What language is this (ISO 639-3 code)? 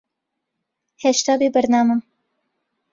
ckb